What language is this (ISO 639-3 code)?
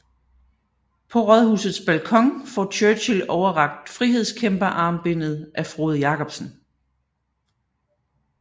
dan